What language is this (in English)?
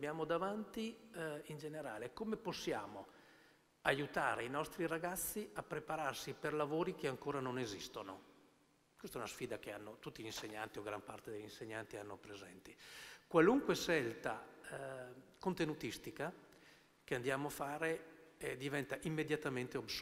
Italian